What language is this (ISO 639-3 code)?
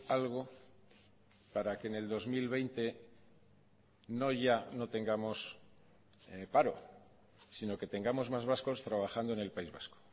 spa